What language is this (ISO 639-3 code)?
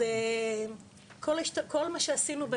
heb